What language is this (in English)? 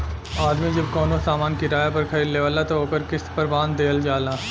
Bhojpuri